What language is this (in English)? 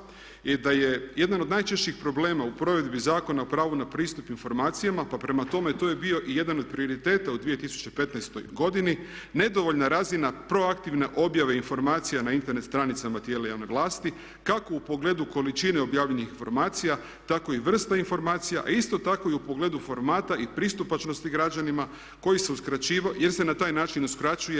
Croatian